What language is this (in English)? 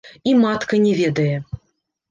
Belarusian